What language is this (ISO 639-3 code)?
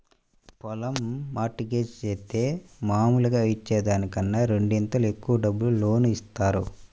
tel